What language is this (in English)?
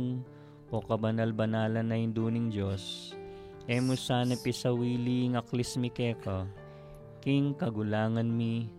Filipino